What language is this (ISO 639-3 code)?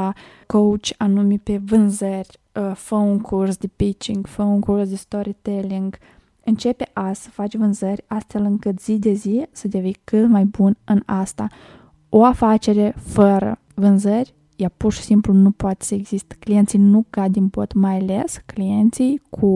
ron